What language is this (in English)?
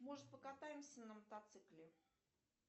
Russian